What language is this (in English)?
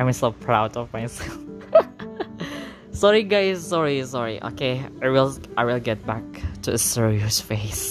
Indonesian